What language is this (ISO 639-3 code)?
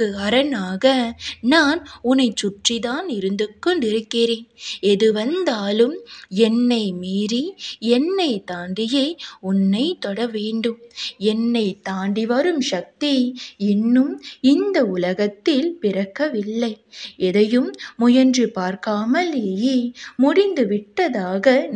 tam